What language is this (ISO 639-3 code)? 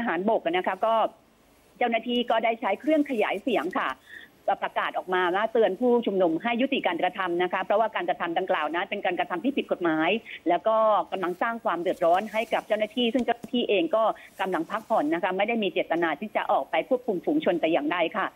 tha